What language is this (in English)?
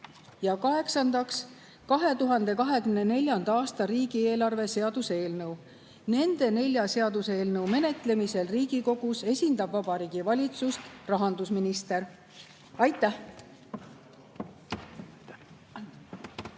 Estonian